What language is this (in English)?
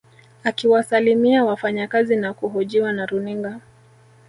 Swahili